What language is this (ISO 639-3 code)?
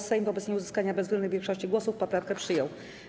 pol